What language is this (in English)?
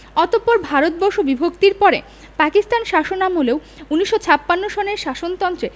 Bangla